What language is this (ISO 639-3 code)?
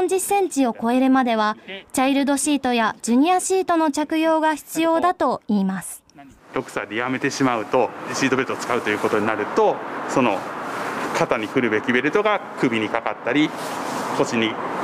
jpn